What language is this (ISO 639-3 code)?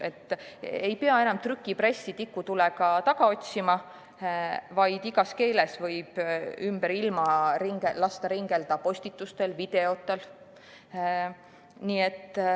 est